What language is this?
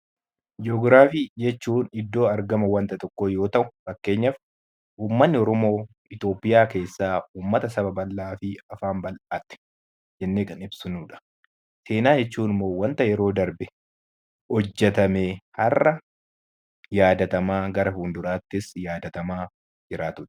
Oromo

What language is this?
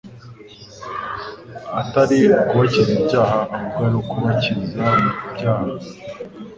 Kinyarwanda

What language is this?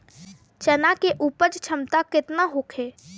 Bhojpuri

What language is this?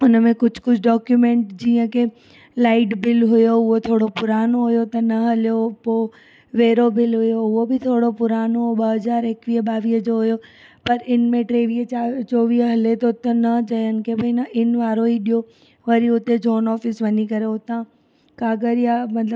Sindhi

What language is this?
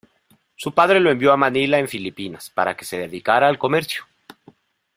Spanish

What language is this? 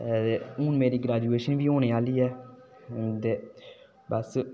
Dogri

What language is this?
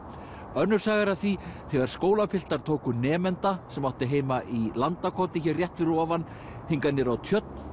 Icelandic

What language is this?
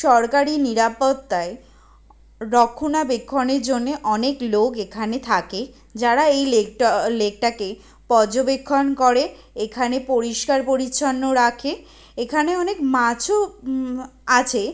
Bangla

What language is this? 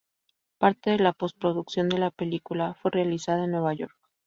Spanish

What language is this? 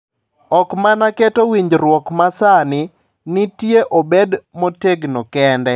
Luo (Kenya and Tanzania)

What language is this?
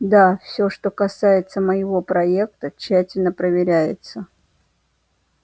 Russian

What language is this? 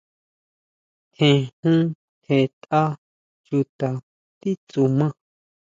Huautla Mazatec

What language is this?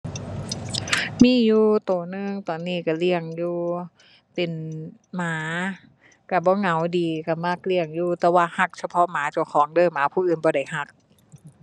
Thai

